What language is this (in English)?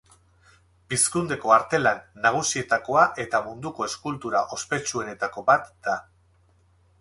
Basque